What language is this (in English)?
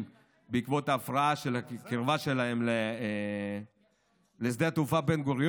Hebrew